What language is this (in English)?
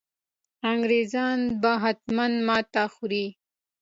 Pashto